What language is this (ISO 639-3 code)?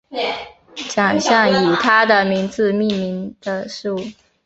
zho